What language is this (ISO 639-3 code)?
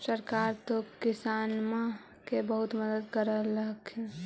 mag